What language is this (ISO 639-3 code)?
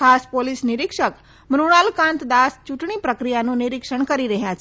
guj